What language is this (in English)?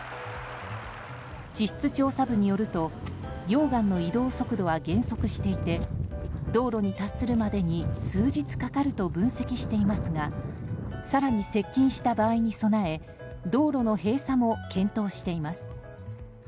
Japanese